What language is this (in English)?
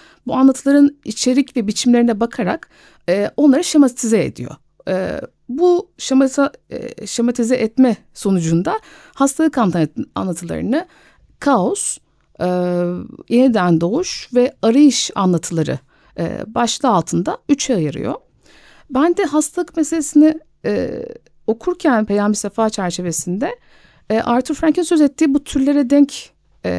Turkish